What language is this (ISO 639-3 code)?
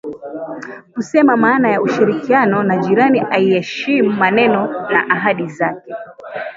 swa